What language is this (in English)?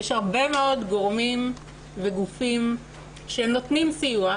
Hebrew